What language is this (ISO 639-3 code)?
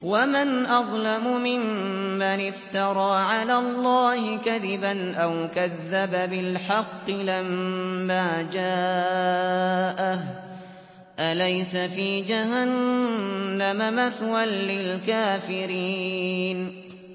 ara